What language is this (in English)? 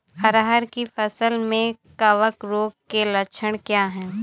Hindi